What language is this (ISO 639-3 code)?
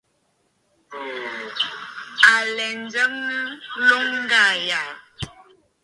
bfd